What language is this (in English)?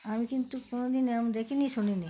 Bangla